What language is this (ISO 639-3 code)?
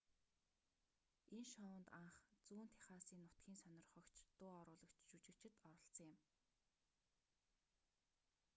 mon